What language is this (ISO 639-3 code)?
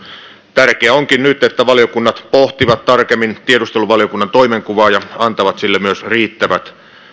fin